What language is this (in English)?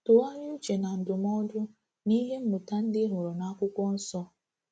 Igbo